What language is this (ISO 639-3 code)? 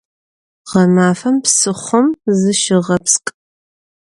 ady